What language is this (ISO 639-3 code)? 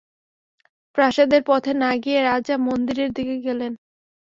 ben